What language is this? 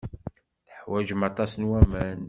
Kabyle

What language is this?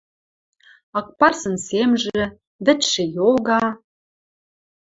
Western Mari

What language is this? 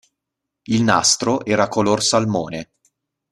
Italian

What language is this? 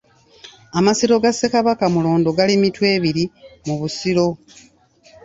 Ganda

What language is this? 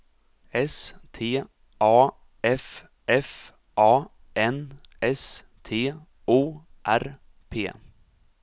Swedish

